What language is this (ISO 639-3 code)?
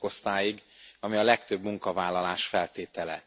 hun